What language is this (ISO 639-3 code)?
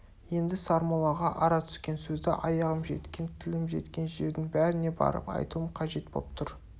kaz